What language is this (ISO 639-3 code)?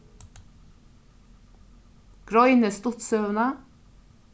fao